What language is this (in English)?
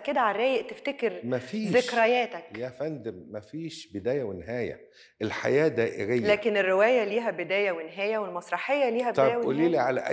Arabic